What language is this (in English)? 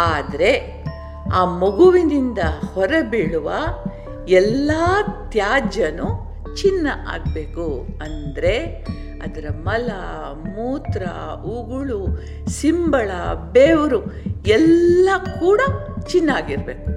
Kannada